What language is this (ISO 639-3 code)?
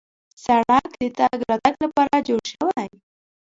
pus